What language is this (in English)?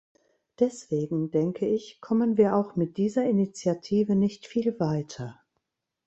German